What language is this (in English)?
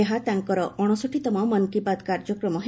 Odia